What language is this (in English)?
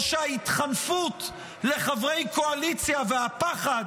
Hebrew